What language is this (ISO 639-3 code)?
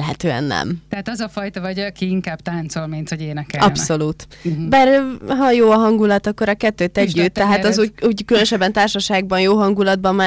hun